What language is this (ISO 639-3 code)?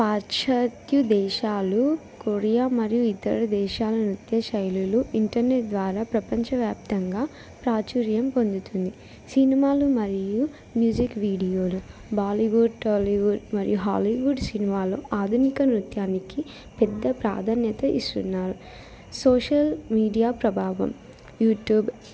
tel